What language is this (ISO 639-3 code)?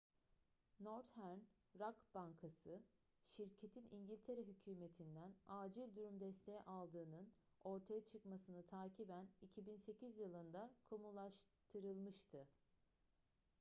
tur